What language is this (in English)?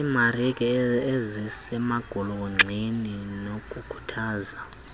Xhosa